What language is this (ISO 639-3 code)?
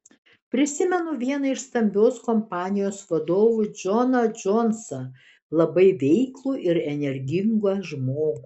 lit